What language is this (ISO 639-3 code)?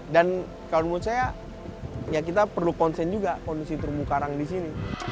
ind